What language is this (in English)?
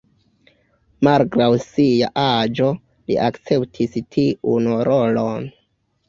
Esperanto